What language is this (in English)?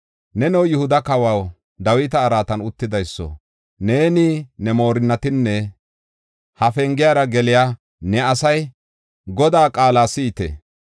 Gofa